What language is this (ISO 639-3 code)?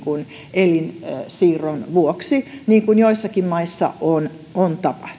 fin